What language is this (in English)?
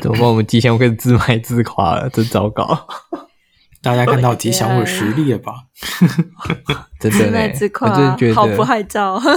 Chinese